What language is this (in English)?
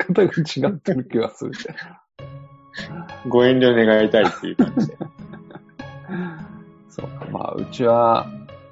Japanese